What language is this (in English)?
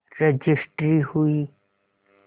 Hindi